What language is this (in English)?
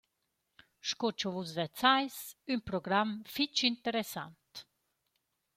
Romansh